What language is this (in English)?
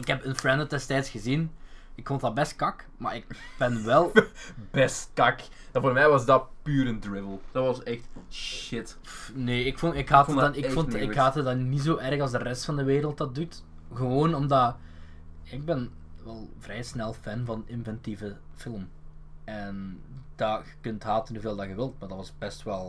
Dutch